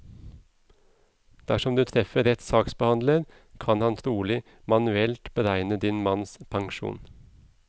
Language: Norwegian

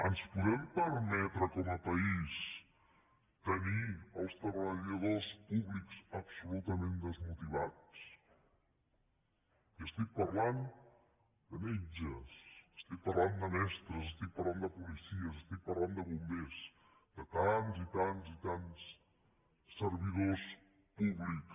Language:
Catalan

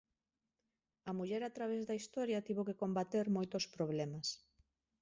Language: Galician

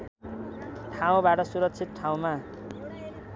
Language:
Nepali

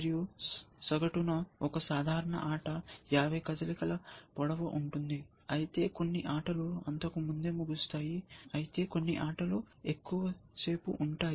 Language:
Telugu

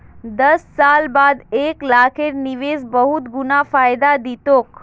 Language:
Magahi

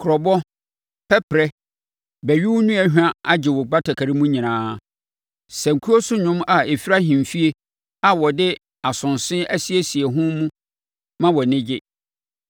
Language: Akan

